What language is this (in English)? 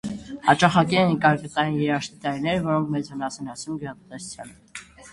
Armenian